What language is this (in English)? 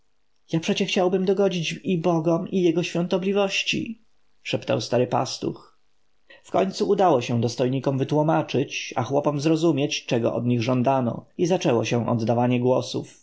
Polish